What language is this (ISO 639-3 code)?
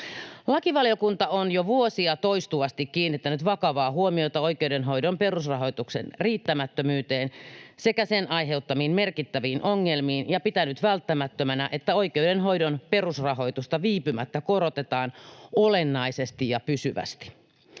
fin